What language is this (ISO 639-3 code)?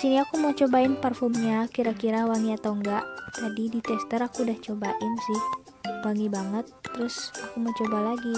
ind